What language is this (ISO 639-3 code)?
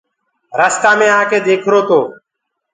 ggg